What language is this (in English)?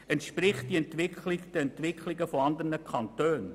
Swiss German